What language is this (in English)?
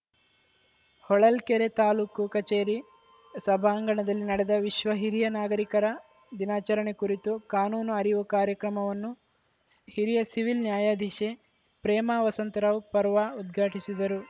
Kannada